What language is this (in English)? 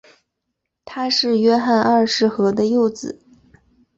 Chinese